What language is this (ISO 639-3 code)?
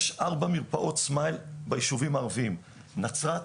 heb